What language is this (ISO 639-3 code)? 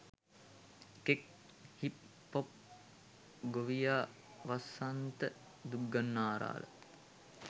sin